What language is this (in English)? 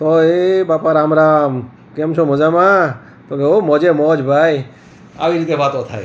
Gujarati